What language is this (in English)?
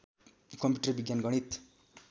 Nepali